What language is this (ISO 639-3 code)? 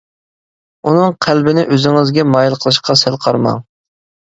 uig